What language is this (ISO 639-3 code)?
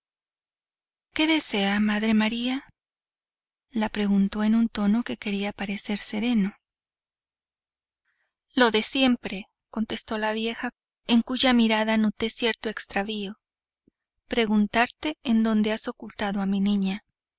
spa